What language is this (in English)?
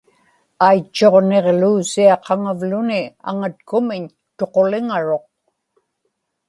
Inupiaq